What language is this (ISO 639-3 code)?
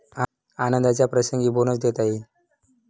mar